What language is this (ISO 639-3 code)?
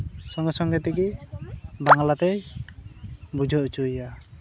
sat